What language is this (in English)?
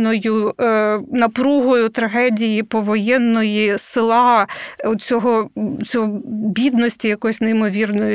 Ukrainian